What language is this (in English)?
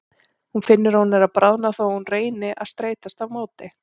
Icelandic